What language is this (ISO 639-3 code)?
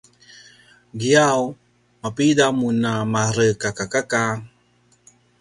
pwn